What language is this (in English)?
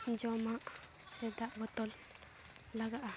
Santali